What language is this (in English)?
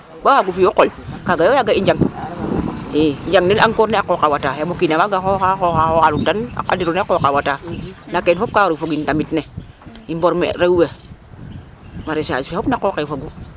Serer